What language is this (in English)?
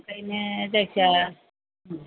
Bodo